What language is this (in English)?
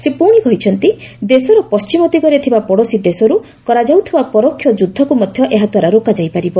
Odia